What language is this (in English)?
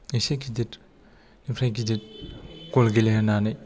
Bodo